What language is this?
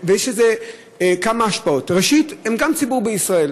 Hebrew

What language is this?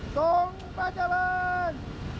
Thai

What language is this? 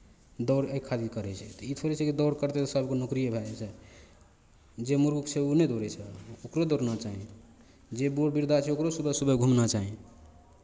Maithili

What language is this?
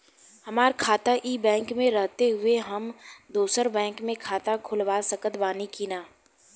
Bhojpuri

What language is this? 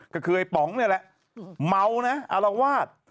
Thai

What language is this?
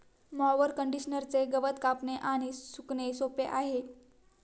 Marathi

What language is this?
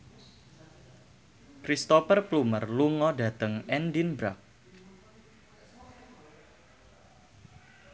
Javanese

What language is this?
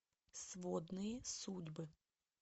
Russian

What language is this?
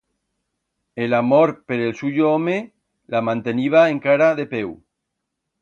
Aragonese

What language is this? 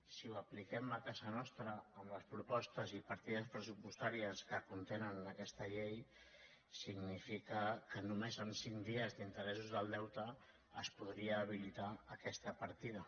Catalan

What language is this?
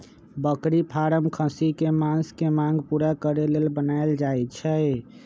Magahi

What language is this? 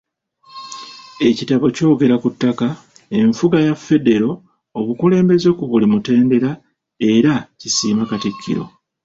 Ganda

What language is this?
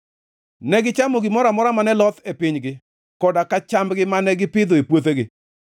Luo (Kenya and Tanzania)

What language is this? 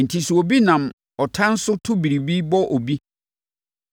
Akan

